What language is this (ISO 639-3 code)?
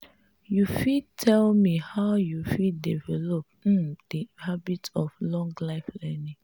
pcm